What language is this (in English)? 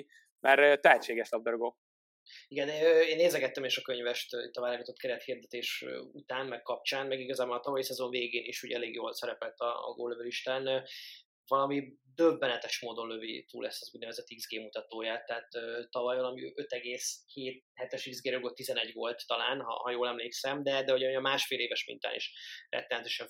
Hungarian